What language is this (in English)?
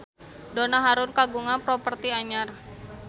Sundanese